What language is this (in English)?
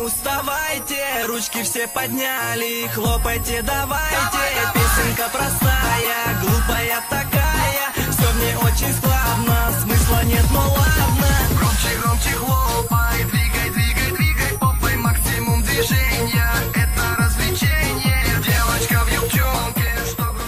Russian